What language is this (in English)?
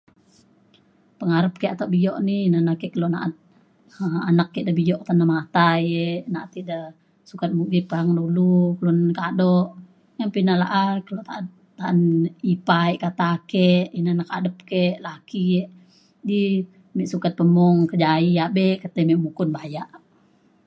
Mainstream Kenyah